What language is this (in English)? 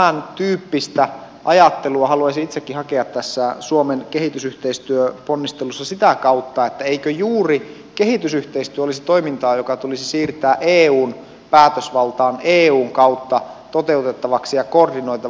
Finnish